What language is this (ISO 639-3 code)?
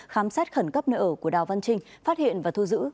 vie